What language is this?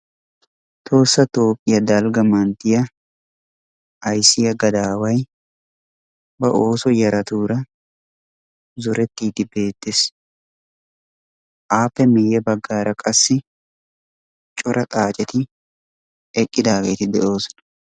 Wolaytta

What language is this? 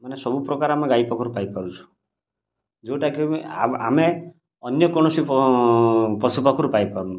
Odia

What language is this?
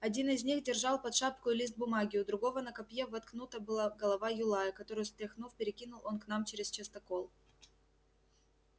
Russian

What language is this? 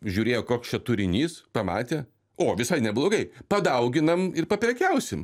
Lithuanian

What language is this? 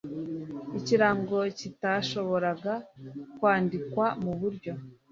Kinyarwanda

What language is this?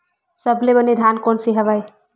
Chhattisgarhi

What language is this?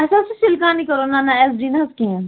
Kashmiri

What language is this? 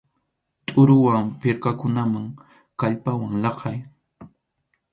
Arequipa-La Unión Quechua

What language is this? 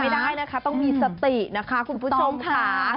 Thai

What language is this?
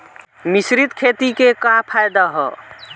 Bhojpuri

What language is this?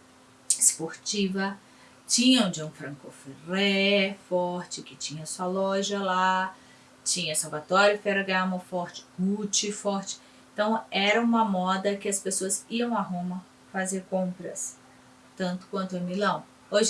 Portuguese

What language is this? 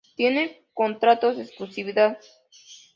Spanish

